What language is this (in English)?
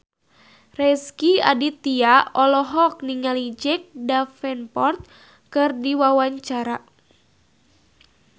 Sundanese